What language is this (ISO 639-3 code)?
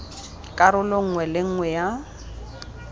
tsn